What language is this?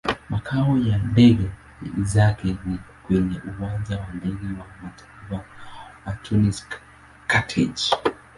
Swahili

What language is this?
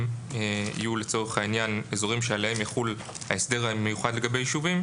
Hebrew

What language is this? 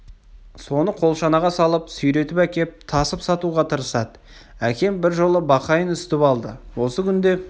Kazakh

